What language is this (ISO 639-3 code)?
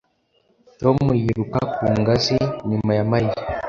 kin